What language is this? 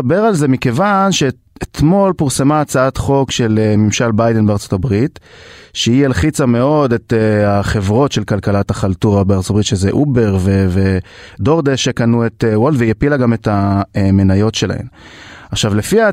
Hebrew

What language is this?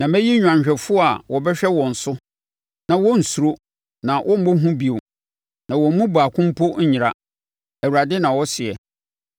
Akan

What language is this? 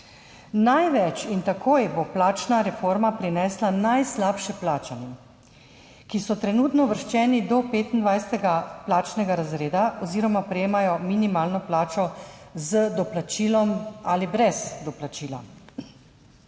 Slovenian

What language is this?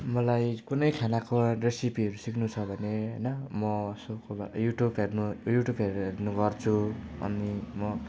Nepali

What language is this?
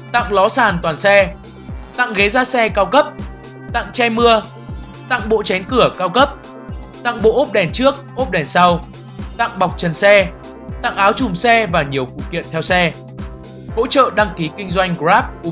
Vietnamese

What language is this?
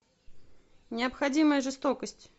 Russian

